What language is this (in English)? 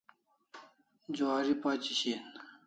Kalasha